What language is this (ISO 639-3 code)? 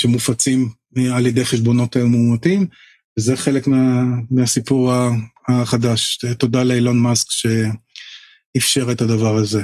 heb